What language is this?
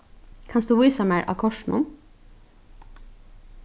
Faroese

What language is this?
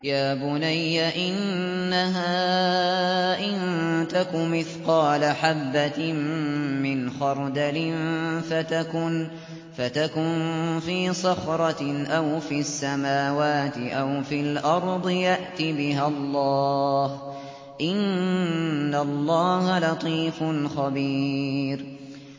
Arabic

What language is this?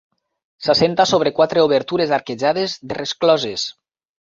Catalan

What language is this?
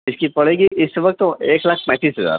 Urdu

